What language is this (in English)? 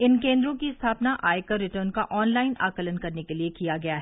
Hindi